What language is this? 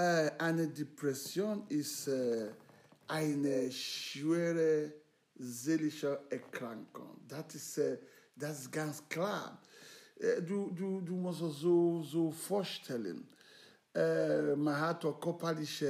German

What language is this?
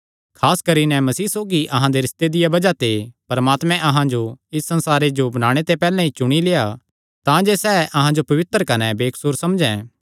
Kangri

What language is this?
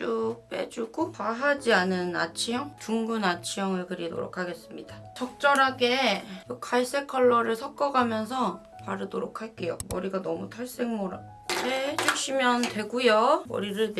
Korean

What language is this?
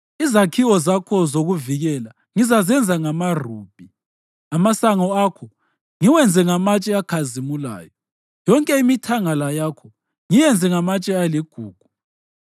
North Ndebele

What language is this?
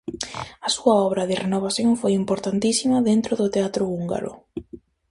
Galician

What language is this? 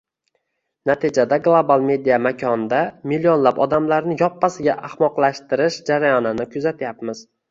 Uzbek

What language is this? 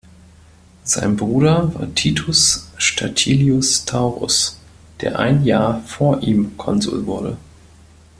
German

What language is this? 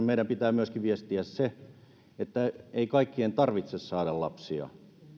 Finnish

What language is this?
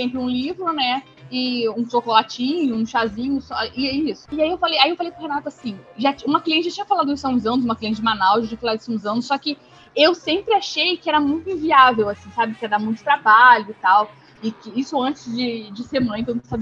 Portuguese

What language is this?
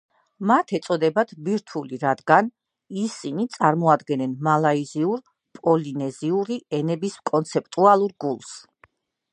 Georgian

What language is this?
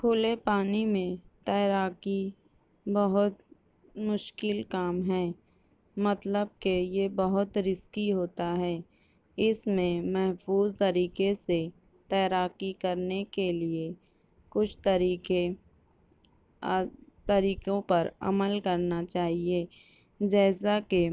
Urdu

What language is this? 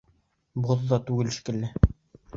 Bashkir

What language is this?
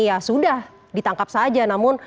Indonesian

